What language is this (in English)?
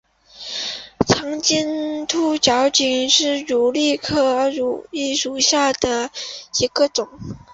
Chinese